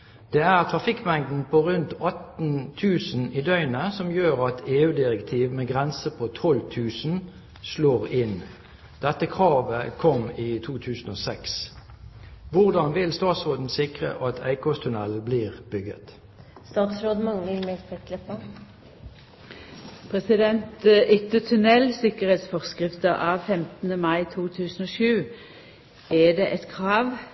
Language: Norwegian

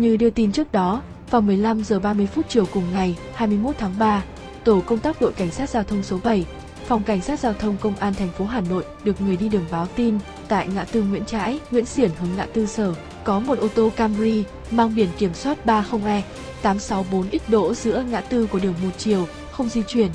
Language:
Vietnamese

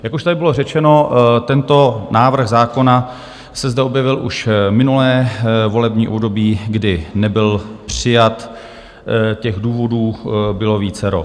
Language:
Czech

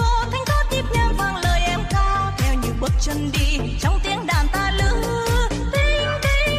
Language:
Vietnamese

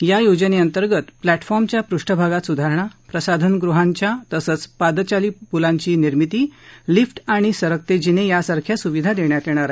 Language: Marathi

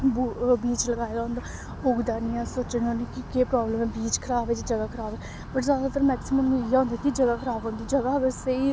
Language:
Dogri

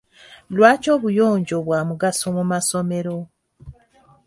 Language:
Ganda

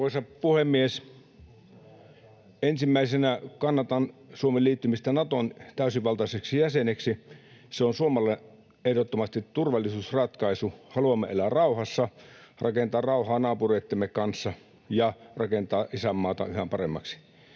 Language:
Finnish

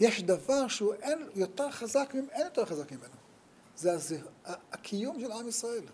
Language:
Hebrew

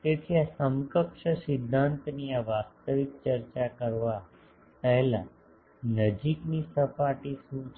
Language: Gujarati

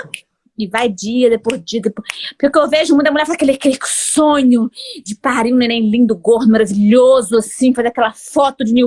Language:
Portuguese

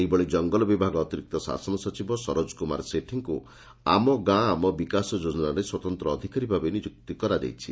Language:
Odia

